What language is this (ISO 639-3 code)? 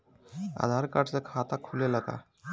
bho